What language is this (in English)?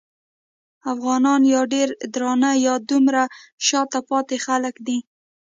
Pashto